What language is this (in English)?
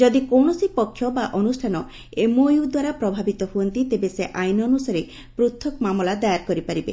Odia